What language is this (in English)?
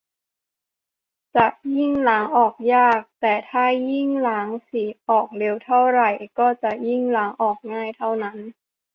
Thai